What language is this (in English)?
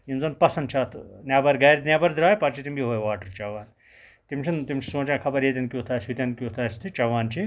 Kashmiri